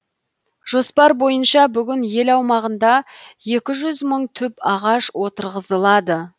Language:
Kazakh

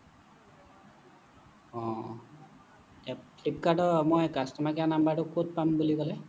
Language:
Assamese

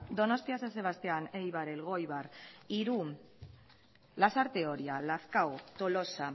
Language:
Basque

